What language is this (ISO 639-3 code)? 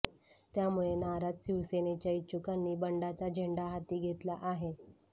mar